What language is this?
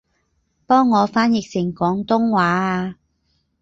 Cantonese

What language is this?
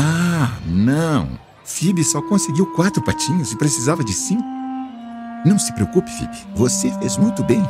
Portuguese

